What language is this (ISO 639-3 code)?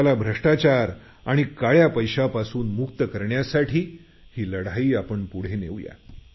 mar